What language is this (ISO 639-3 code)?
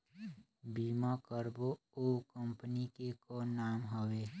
hne